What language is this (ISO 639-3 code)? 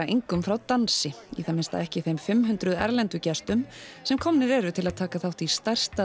isl